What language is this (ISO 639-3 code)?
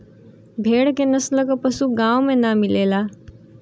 bho